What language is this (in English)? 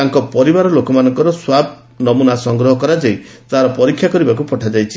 Odia